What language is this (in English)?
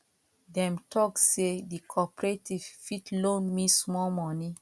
Nigerian Pidgin